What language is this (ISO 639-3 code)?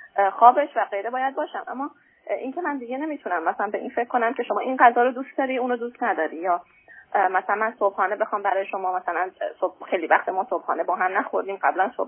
fas